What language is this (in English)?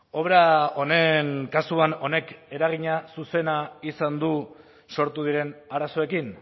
Basque